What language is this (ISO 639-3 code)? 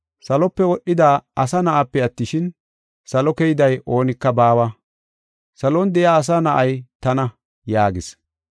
gof